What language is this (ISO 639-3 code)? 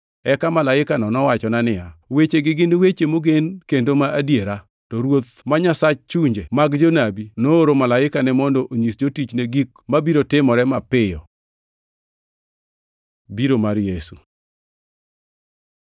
luo